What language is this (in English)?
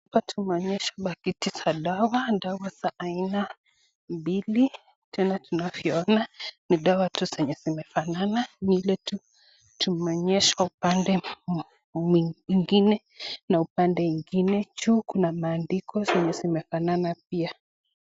Swahili